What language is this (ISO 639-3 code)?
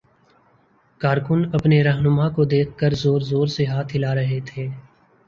urd